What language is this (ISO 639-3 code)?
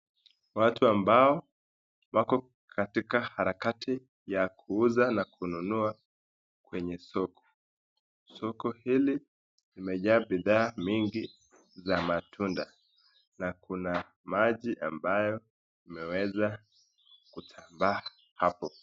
swa